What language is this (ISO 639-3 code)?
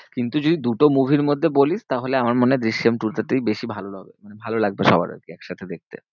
ben